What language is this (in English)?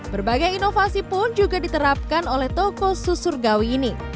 Indonesian